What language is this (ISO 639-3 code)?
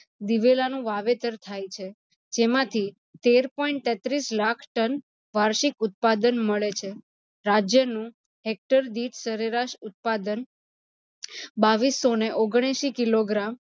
guj